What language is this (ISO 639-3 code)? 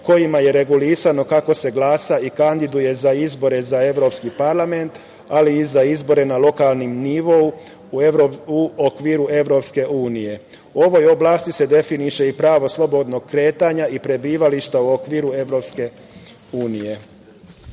srp